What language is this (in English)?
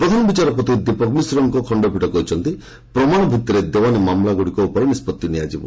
Odia